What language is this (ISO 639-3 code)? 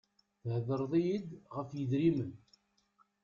kab